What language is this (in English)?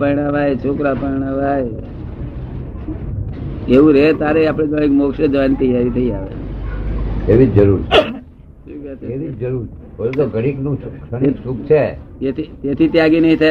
Gujarati